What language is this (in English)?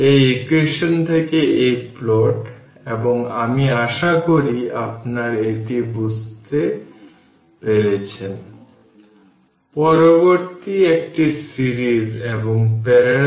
Bangla